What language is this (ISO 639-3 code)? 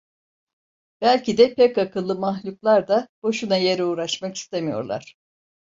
tur